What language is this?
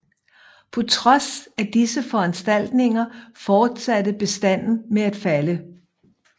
Danish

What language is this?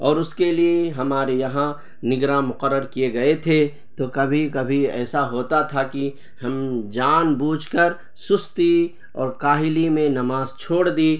Urdu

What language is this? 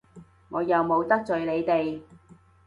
Cantonese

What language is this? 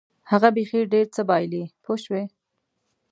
Pashto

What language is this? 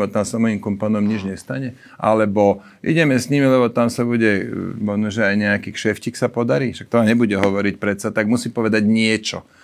Slovak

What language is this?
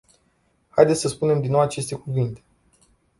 Romanian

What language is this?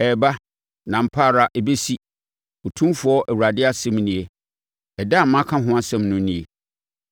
Akan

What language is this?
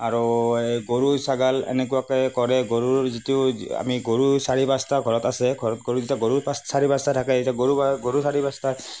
Assamese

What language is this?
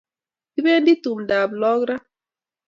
Kalenjin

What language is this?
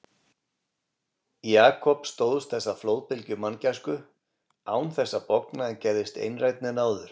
Icelandic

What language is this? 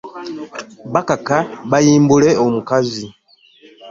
Ganda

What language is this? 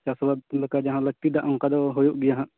Santali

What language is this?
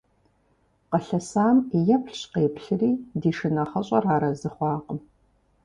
Kabardian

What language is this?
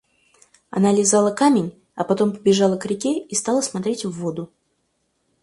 Russian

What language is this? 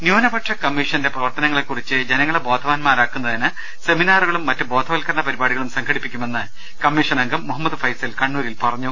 Malayalam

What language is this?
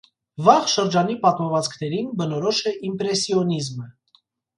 Armenian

